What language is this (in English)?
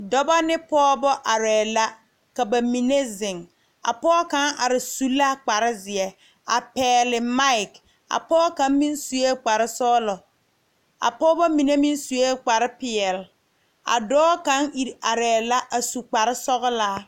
Southern Dagaare